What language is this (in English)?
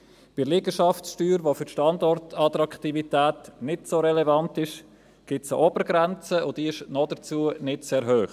Swiss German